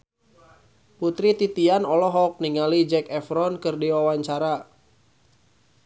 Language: Sundanese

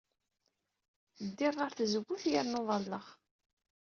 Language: Kabyle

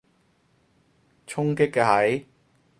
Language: Cantonese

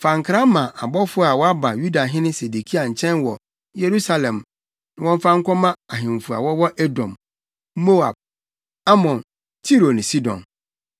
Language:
Akan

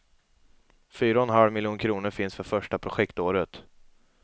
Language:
Swedish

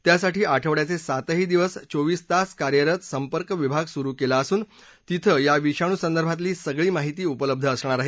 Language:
Marathi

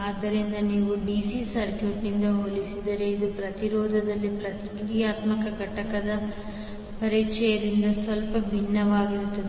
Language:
Kannada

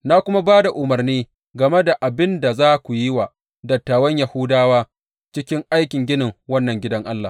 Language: Hausa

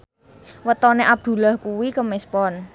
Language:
Javanese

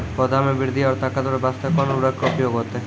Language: Maithili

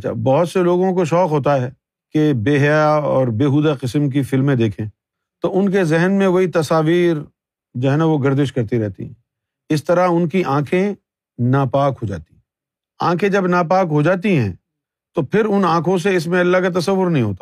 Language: Urdu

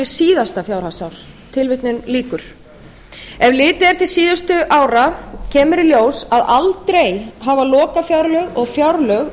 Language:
Icelandic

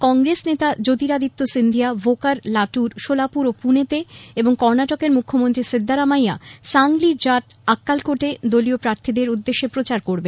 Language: Bangla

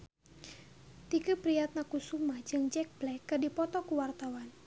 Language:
Sundanese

